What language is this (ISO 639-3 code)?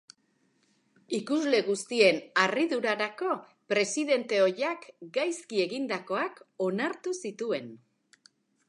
eus